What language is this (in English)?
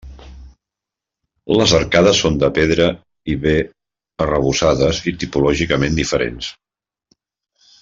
Catalan